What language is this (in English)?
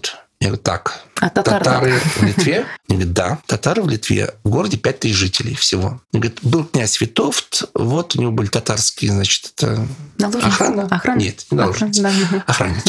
Russian